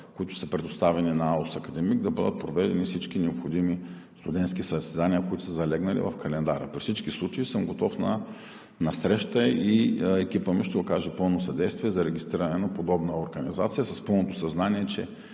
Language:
Bulgarian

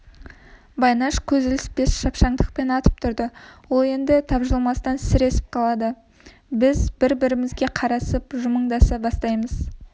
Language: Kazakh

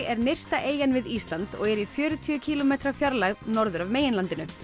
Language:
Icelandic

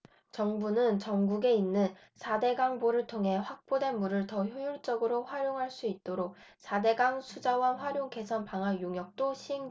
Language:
Korean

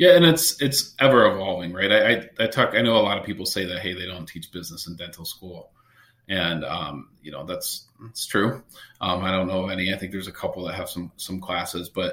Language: English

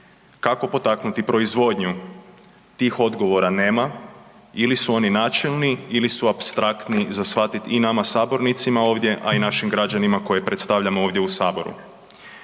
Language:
Croatian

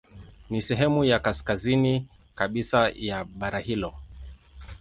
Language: Swahili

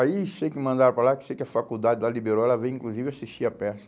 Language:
Portuguese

